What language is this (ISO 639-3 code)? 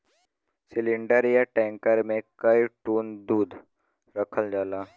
bho